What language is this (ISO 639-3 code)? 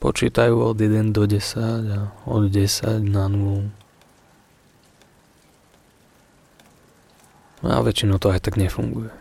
slk